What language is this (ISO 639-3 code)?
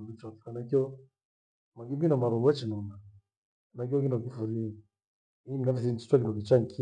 gwe